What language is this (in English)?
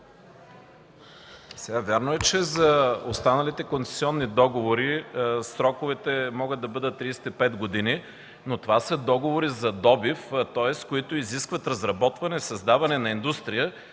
Bulgarian